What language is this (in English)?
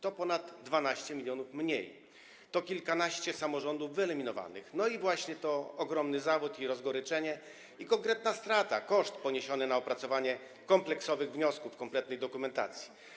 Polish